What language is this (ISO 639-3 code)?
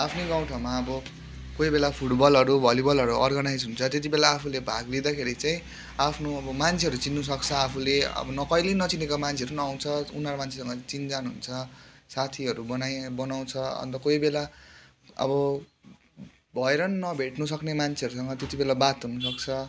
nep